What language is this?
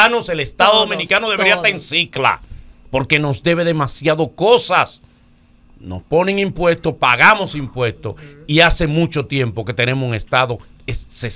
Spanish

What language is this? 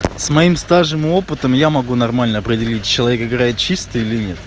Russian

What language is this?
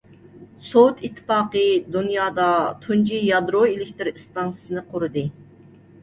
Uyghur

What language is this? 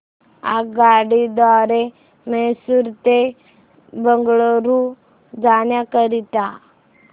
Marathi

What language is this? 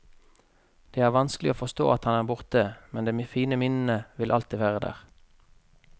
Norwegian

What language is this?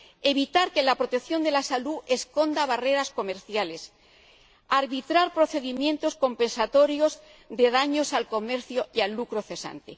Spanish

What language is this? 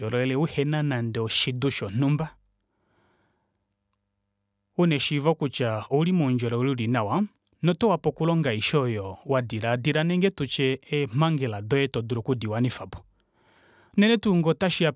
Kuanyama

